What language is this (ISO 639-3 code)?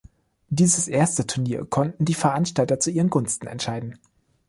deu